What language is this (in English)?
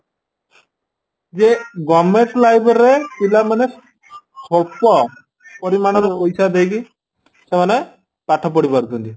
Odia